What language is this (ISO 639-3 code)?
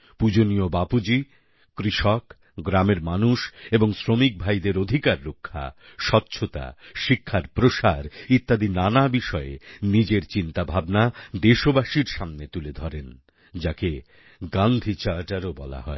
ben